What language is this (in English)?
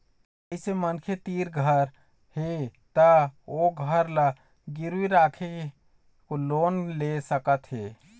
Chhattisgarhi